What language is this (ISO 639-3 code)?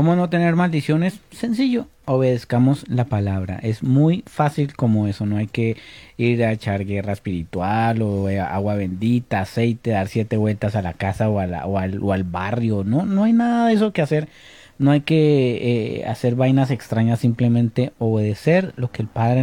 spa